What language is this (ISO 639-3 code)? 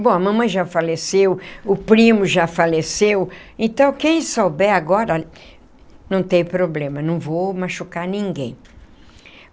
por